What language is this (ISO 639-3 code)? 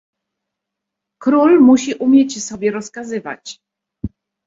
pol